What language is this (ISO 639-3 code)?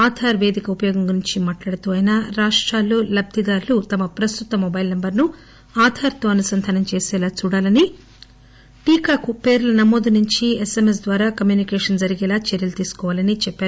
tel